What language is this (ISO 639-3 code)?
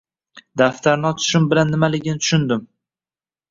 uzb